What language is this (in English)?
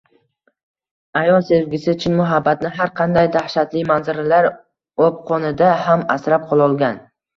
Uzbek